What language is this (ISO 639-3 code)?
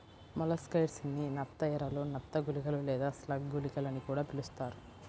tel